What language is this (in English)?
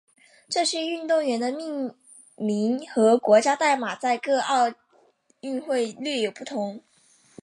Chinese